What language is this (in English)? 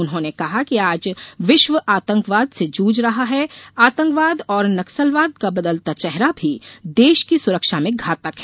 Hindi